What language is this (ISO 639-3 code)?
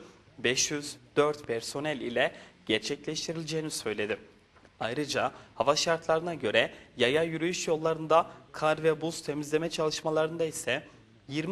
tur